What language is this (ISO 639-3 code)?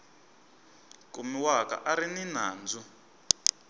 tso